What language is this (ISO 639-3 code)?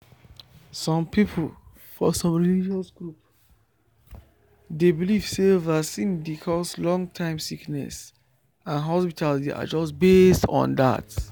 pcm